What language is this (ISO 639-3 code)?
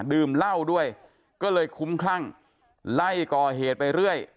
tha